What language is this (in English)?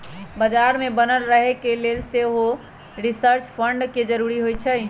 Magahi